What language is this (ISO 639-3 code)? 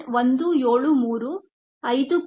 kan